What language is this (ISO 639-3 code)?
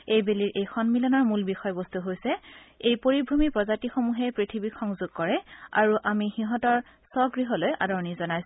asm